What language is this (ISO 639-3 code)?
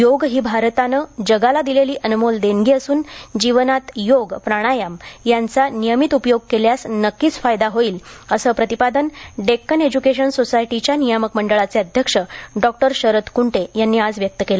mar